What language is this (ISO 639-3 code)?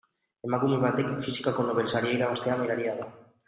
eus